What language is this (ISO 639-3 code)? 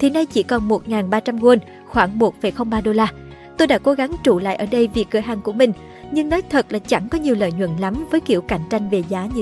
vie